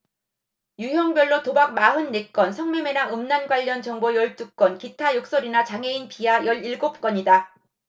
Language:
Korean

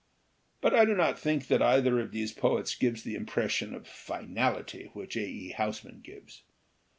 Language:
English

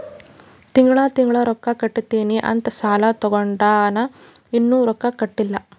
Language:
Kannada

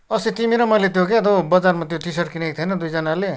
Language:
Nepali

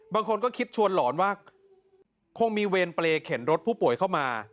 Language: Thai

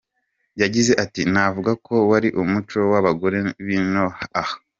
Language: Kinyarwanda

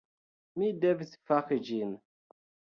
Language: Esperanto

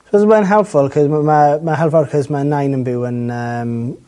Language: Welsh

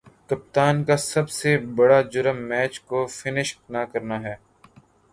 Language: Urdu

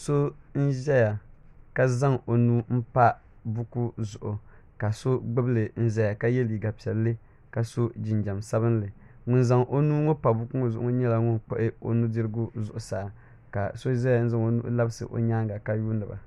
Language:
Dagbani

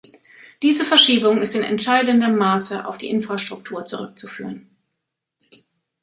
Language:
German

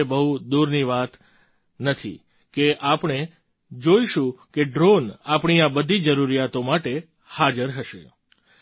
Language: Gujarati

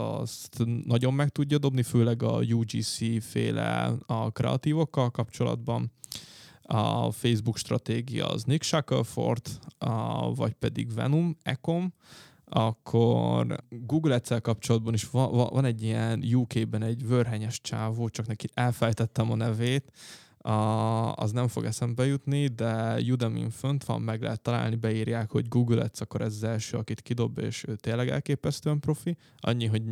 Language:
Hungarian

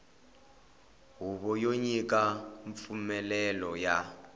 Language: Tsonga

